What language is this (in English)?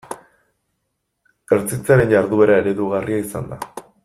Basque